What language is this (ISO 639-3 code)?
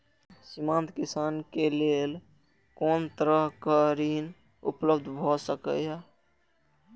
mai